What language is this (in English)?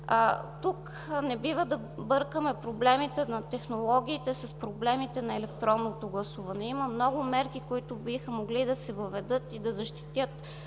Bulgarian